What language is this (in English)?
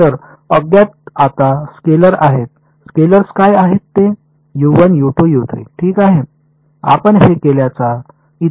Marathi